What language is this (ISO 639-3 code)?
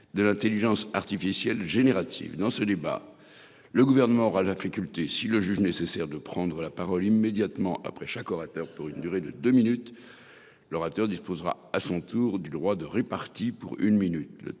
fra